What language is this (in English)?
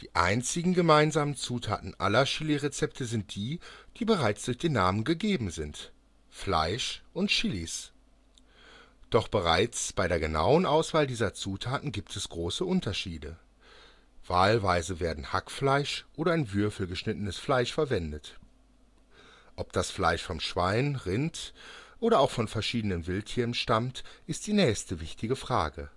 German